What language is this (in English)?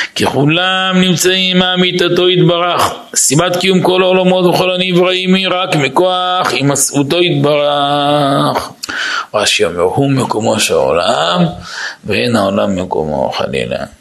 Hebrew